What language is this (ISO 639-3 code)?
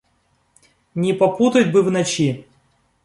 rus